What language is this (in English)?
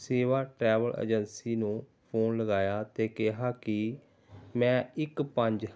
Punjabi